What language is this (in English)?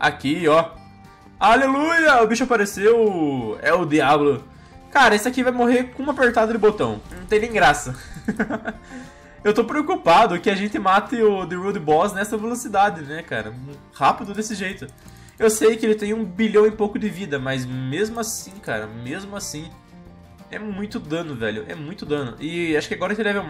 Portuguese